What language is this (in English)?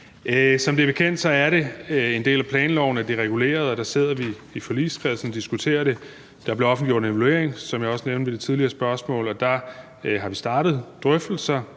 Danish